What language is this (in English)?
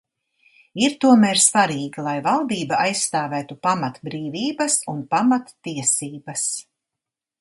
Latvian